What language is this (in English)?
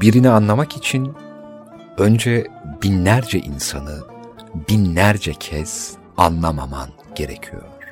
Turkish